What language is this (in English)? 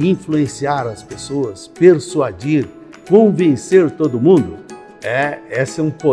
Portuguese